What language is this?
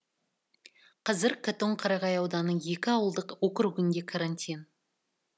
Kazakh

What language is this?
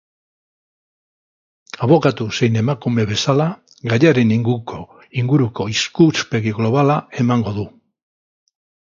Basque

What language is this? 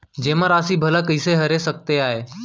Chhattisgarhi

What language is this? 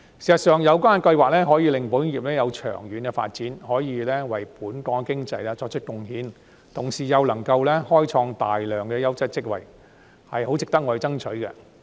Cantonese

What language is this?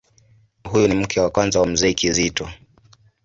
Swahili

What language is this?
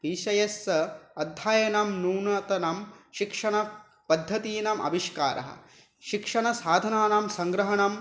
Sanskrit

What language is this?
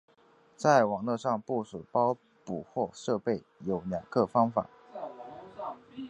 Chinese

